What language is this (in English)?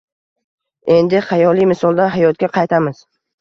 Uzbek